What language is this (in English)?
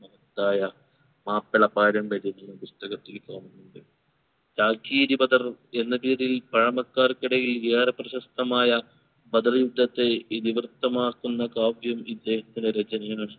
Malayalam